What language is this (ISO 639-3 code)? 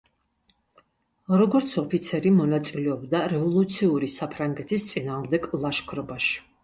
kat